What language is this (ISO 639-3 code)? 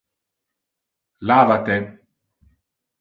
ina